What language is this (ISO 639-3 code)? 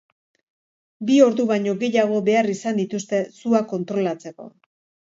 eus